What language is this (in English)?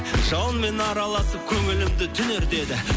Kazakh